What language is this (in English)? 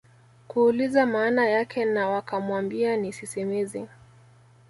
Swahili